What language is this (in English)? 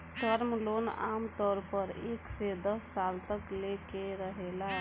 Bhojpuri